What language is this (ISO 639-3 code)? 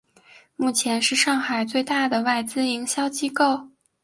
zho